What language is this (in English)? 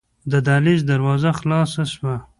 Pashto